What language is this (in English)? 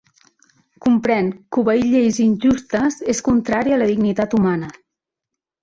Catalan